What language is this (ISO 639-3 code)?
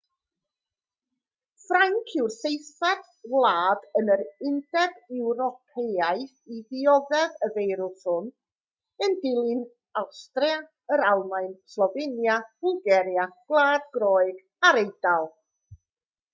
cym